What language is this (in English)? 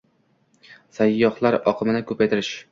Uzbek